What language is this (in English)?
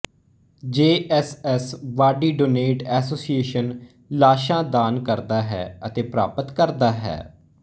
Punjabi